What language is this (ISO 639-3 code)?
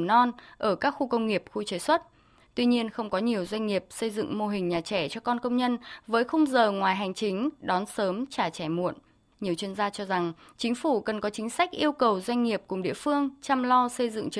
vie